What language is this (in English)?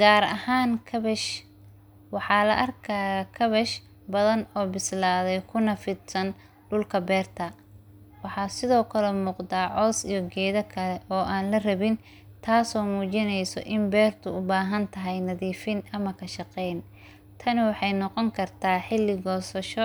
Somali